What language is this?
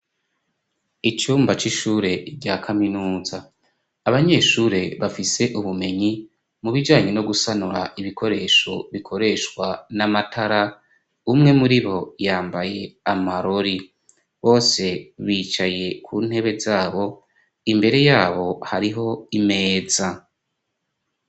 Rundi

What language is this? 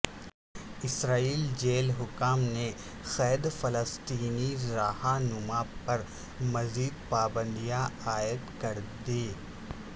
Urdu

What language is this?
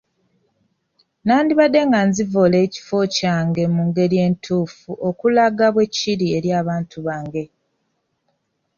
Ganda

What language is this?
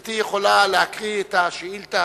Hebrew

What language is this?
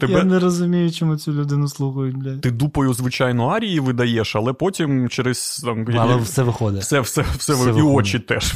Ukrainian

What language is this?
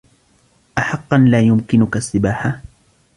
Arabic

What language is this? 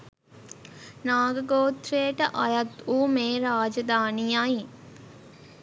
Sinhala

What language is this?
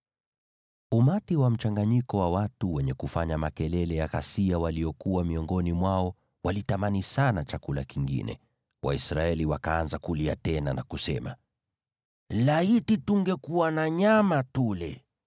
Swahili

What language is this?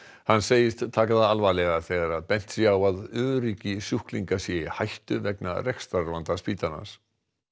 Icelandic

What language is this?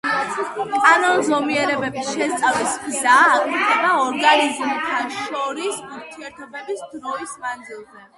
Georgian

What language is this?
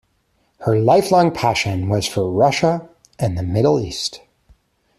English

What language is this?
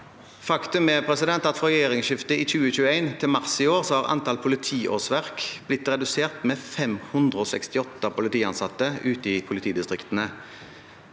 Norwegian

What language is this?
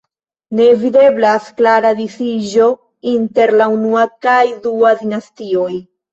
Esperanto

